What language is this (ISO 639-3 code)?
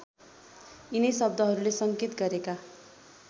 nep